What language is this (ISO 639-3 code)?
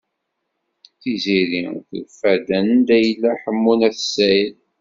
kab